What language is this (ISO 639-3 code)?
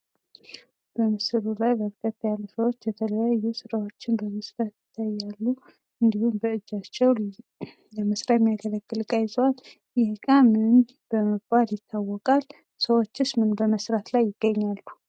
amh